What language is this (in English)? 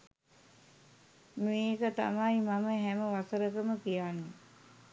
Sinhala